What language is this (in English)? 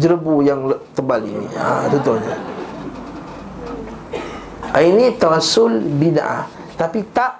Malay